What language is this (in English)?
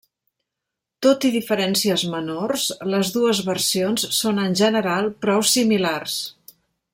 Catalan